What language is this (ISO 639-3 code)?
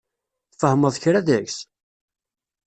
kab